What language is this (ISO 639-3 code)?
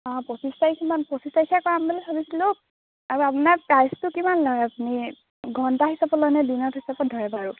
asm